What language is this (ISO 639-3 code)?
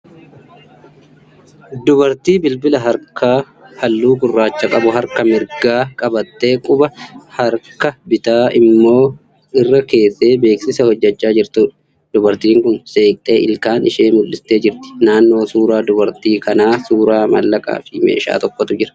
orm